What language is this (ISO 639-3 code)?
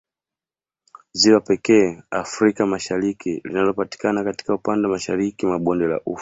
swa